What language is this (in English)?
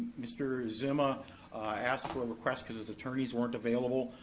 English